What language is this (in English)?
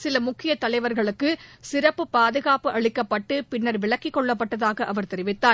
Tamil